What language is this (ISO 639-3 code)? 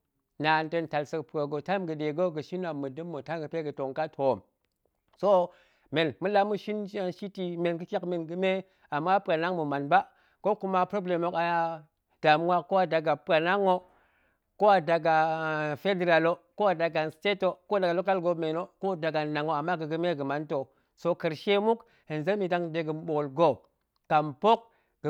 ank